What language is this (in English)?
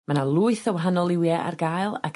Welsh